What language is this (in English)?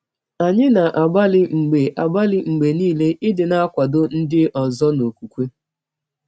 Igbo